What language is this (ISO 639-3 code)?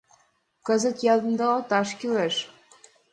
chm